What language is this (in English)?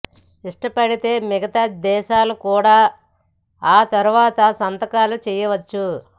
Telugu